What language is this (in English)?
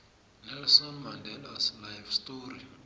South Ndebele